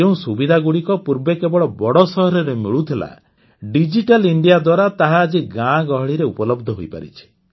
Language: Odia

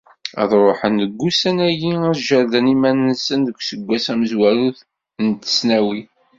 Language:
Kabyle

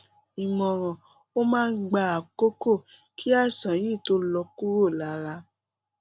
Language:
Yoruba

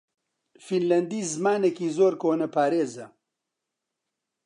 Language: Central Kurdish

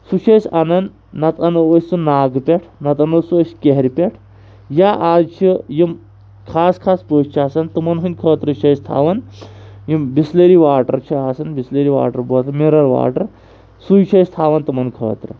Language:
Kashmiri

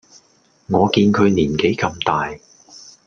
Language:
Cantonese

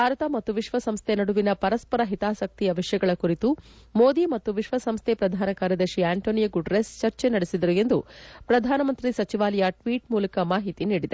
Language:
Kannada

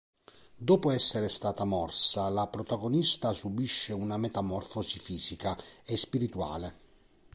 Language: Italian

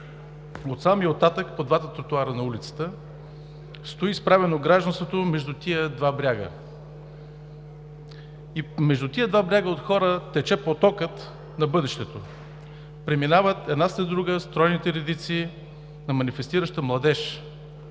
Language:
Bulgarian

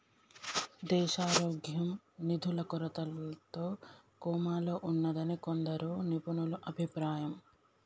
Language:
Telugu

